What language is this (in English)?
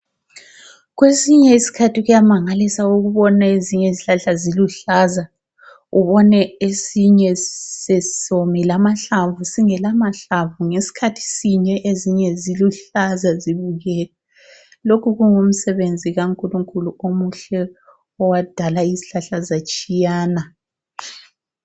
North Ndebele